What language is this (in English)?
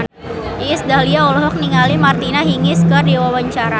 Sundanese